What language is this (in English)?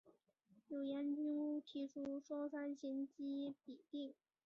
Chinese